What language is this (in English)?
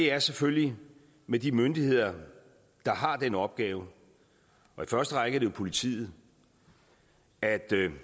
Danish